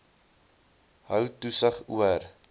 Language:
Afrikaans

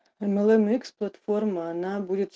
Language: Russian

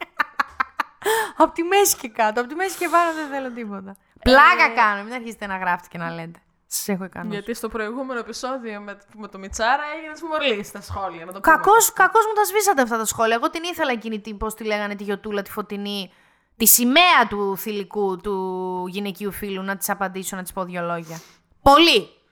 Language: Greek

